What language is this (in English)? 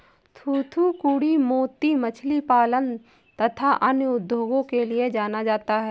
Hindi